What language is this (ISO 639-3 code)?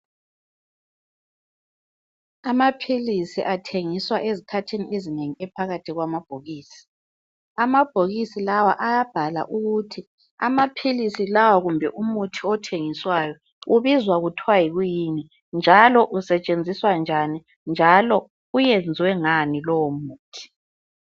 nde